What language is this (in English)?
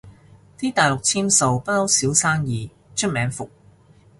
Cantonese